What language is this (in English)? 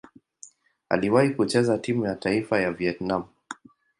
Swahili